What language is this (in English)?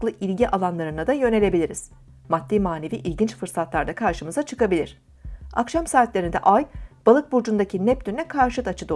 Turkish